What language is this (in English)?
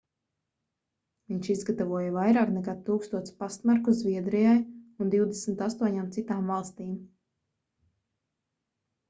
Latvian